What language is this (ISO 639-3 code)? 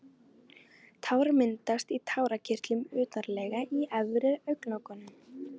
isl